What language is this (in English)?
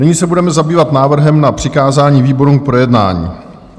Czech